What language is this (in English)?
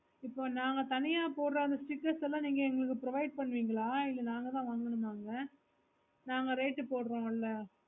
Tamil